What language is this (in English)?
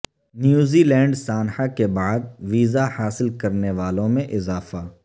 Urdu